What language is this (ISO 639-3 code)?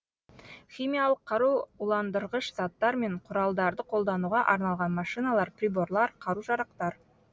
kaz